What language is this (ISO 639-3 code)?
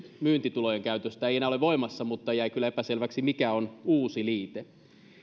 fin